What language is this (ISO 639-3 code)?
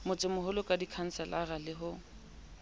sot